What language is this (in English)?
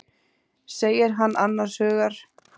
Icelandic